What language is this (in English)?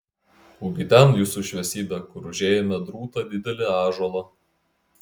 Lithuanian